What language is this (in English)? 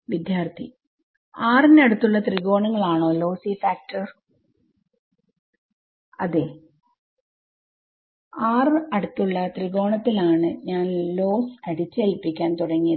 Malayalam